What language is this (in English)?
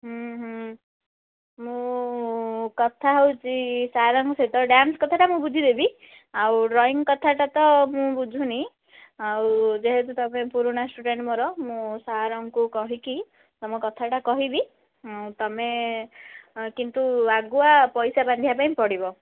Odia